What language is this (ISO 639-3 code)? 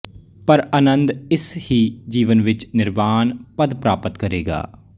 pan